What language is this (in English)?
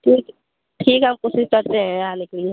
Hindi